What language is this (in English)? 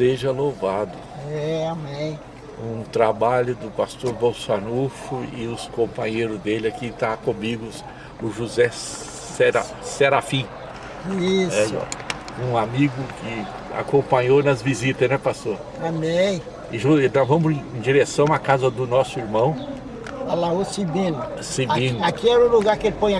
Portuguese